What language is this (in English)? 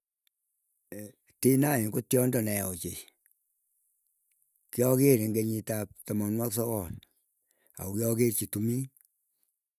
Keiyo